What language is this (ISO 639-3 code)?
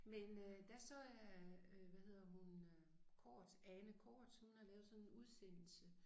dan